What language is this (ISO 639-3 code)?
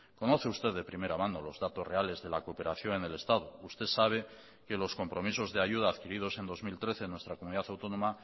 spa